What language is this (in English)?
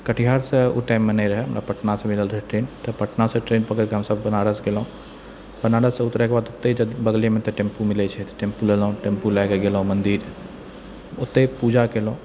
Maithili